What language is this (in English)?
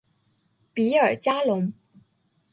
Chinese